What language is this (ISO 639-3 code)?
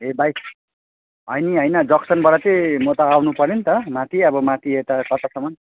nep